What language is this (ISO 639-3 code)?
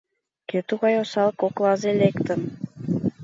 chm